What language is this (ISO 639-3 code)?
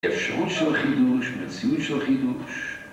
heb